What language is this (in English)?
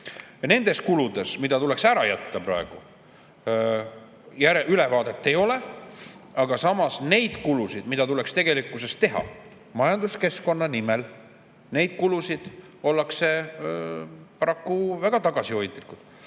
Estonian